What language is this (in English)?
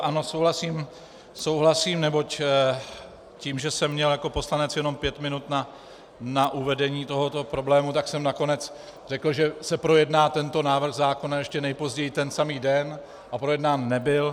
Czech